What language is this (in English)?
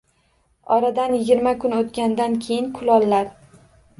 Uzbek